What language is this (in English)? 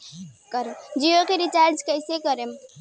Bhojpuri